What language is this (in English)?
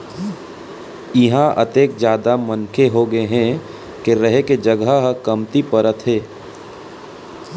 Chhattisgarhi